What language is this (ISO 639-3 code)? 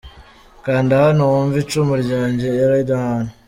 kin